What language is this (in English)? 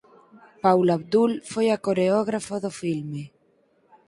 Galician